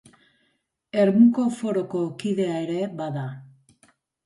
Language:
Basque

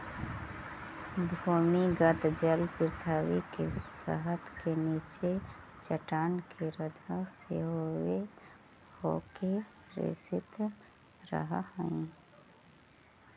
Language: Magahi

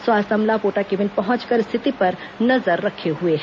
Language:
Hindi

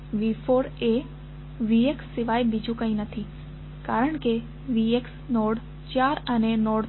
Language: Gujarati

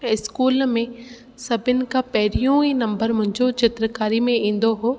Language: Sindhi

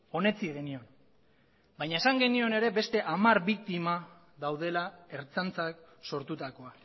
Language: Basque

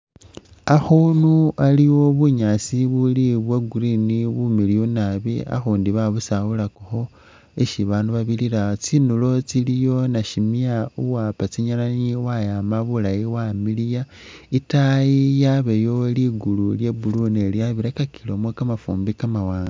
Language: Masaaba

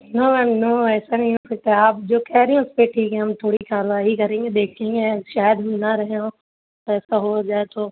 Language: Urdu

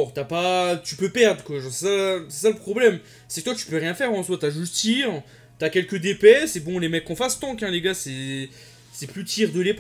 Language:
French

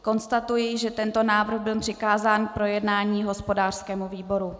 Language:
Czech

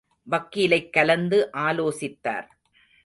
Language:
Tamil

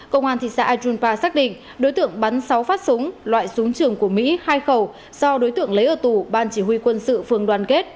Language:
Vietnamese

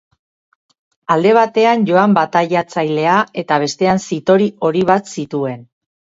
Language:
Basque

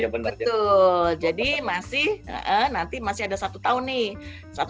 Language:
Indonesian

